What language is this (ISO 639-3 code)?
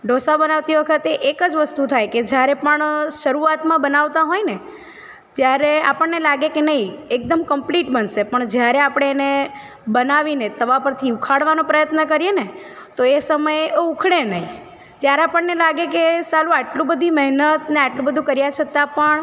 guj